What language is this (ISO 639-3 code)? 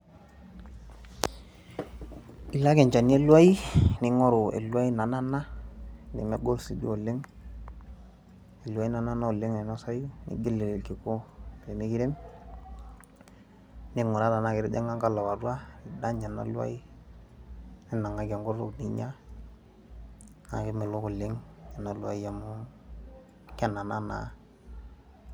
mas